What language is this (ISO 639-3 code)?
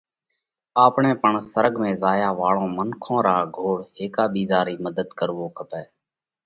kvx